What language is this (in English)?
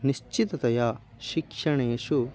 Sanskrit